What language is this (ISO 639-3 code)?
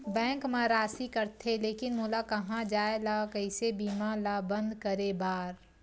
hne